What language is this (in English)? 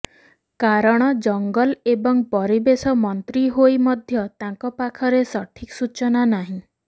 Odia